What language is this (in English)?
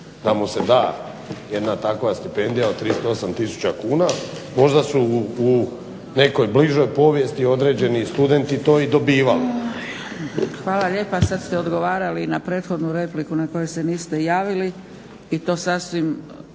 Croatian